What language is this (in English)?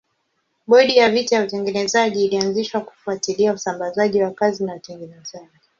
Swahili